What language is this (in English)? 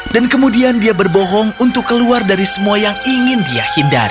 Indonesian